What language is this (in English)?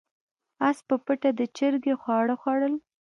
Pashto